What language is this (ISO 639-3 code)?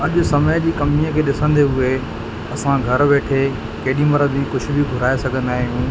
snd